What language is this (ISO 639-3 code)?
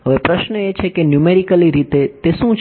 guj